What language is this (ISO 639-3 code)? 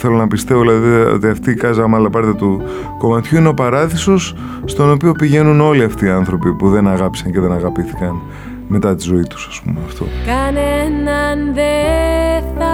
ell